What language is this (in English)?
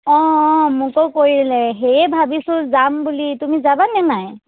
Assamese